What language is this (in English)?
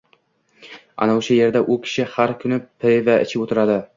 Uzbek